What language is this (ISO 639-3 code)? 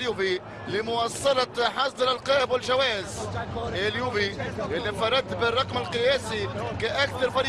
ara